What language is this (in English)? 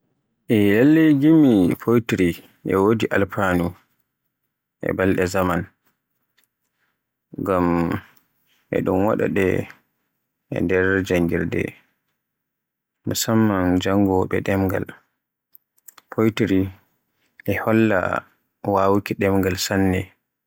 Borgu Fulfulde